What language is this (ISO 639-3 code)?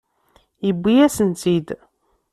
kab